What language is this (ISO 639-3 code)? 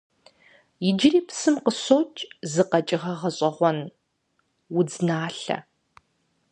kbd